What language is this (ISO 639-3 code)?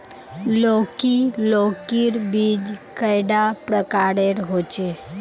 mag